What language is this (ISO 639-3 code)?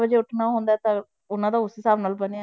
pan